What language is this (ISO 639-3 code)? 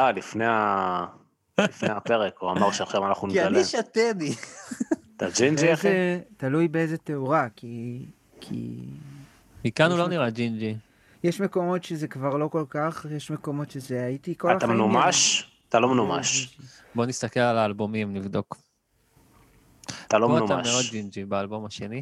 heb